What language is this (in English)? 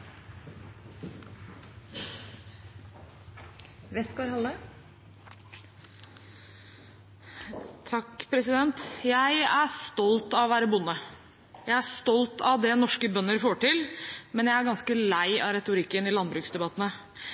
Norwegian